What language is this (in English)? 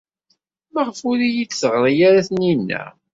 Kabyle